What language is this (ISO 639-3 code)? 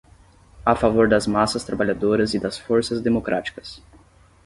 por